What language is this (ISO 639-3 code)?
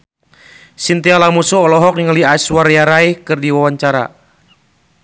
sun